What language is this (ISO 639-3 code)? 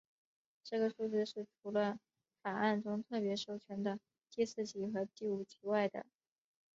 zho